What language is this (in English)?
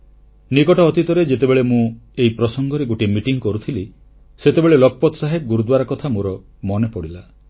Odia